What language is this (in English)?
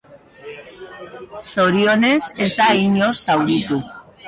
Basque